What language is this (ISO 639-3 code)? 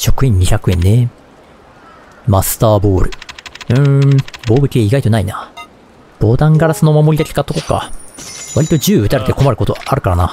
jpn